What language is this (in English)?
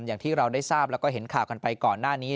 Thai